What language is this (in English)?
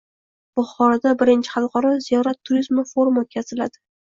Uzbek